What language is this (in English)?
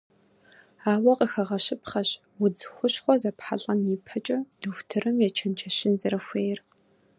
Kabardian